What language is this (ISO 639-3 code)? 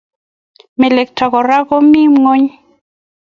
kln